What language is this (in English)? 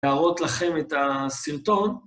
Hebrew